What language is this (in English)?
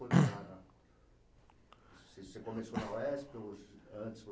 Portuguese